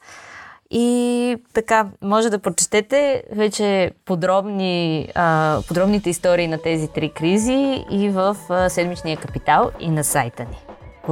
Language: Bulgarian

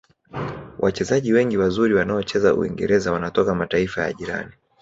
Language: Swahili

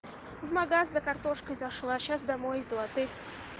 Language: Russian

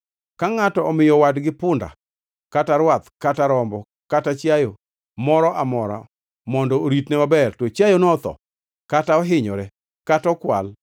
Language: Luo (Kenya and Tanzania)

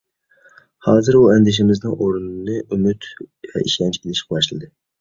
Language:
Uyghur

